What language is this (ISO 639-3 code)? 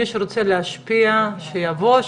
heb